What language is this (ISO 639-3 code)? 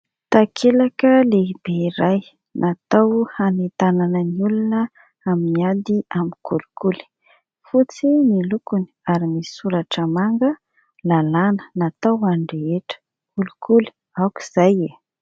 mlg